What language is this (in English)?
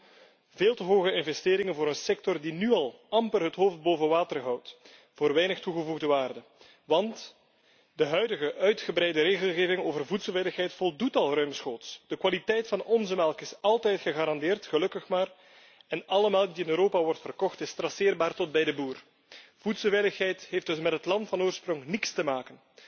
Dutch